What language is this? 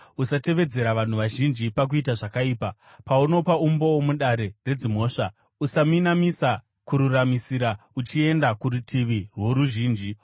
Shona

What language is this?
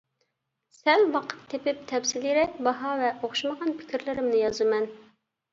Uyghur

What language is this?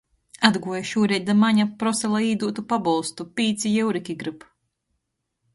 Latgalian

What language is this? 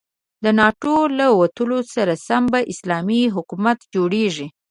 Pashto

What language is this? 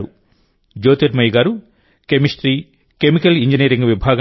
Telugu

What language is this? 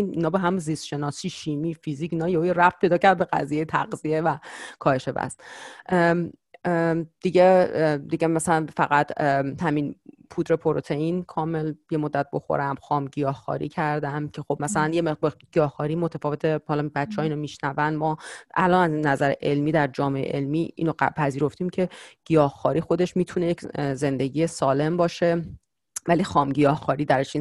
Persian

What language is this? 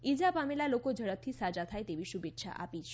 Gujarati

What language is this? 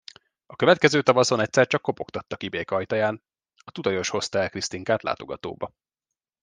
Hungarian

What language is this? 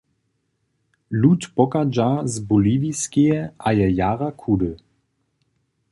Upper Sorbian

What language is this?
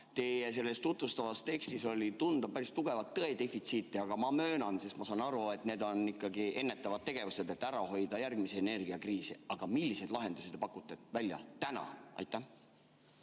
Estonian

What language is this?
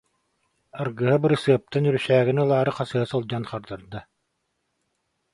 Yakut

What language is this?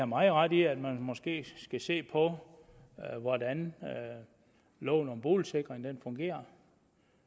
Danish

